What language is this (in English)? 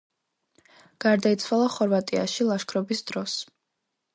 Georgian